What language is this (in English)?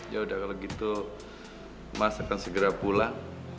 Indonesian